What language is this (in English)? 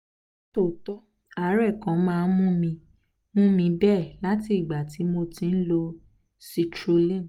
Yoruba